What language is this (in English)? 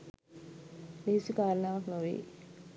Sinhala